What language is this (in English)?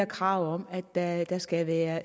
Danish